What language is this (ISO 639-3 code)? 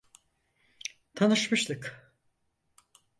tur